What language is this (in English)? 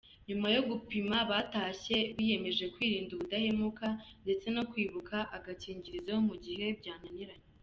Kinyarwanda